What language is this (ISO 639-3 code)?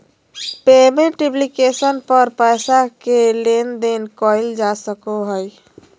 mag